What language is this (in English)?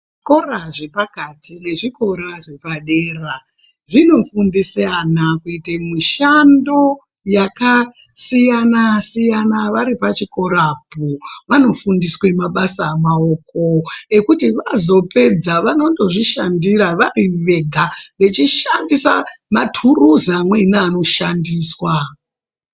Ndau